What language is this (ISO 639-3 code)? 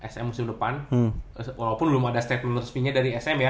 ind